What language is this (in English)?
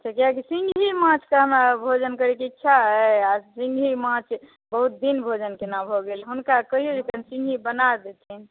Maithili